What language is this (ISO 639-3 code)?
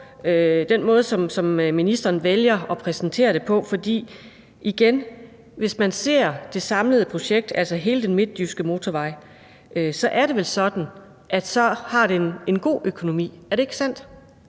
dan